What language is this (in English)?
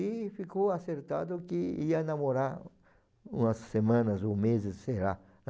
Portuguese